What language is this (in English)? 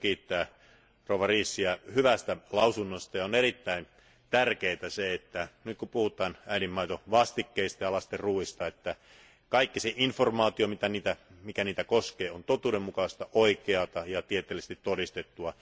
Finnish